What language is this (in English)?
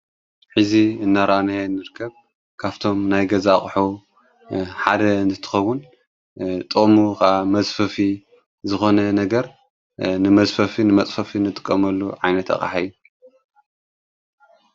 Tigrinya